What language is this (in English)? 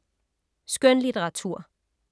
Danish